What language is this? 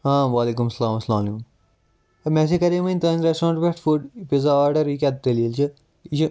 Kashmiri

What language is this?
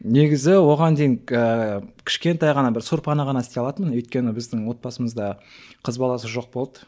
Kazakh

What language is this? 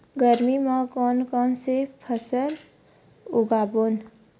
Chhattisgarhi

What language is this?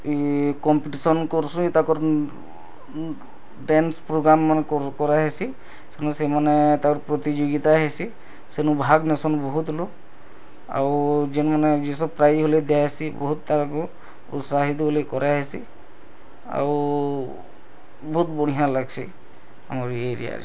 Odia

